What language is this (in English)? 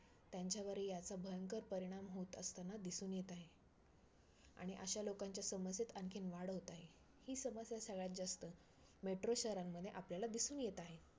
Marathi